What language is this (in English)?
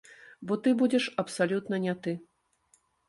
Belarusian